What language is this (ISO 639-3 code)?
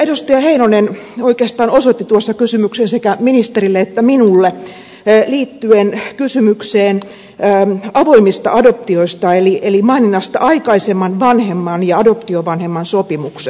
fin